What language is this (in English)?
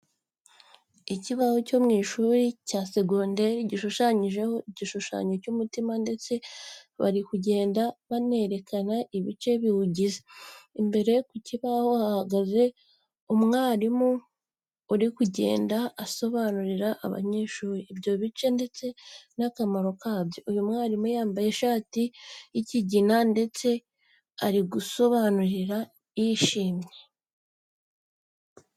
Kinyarwanda